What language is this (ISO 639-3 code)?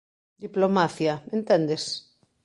glg